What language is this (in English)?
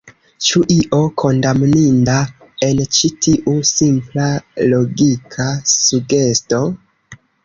Esperanto